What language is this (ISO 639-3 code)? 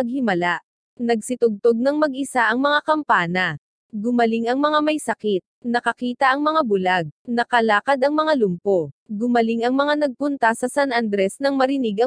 fil